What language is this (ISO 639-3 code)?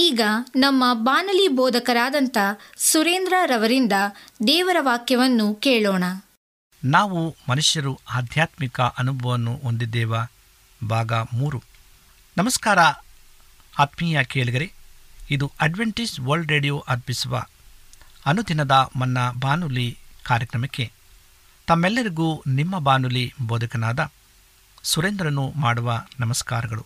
kan